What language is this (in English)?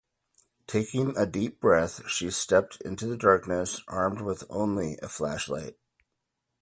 English